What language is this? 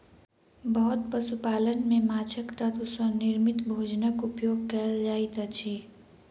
Maithili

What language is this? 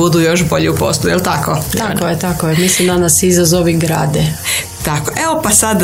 Croatian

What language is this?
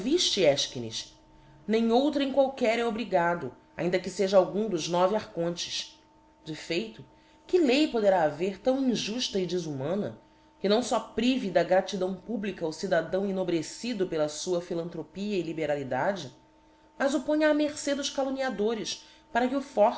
Portuguese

